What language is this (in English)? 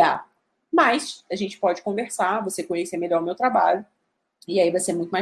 Portuguese